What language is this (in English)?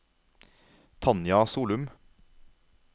Norwegian